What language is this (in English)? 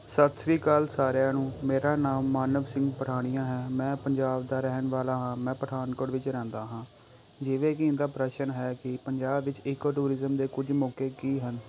Punjabi